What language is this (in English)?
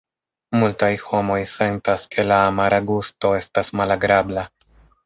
Esperanto